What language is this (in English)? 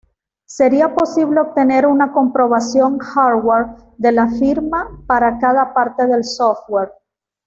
Spanish